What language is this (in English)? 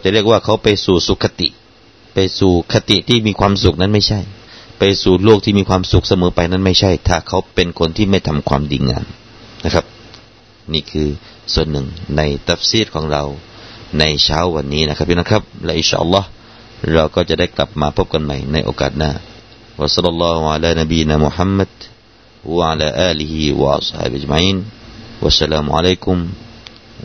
Thai